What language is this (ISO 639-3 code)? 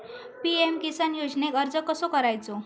mar